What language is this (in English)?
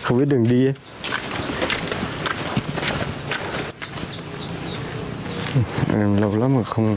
Vietnamese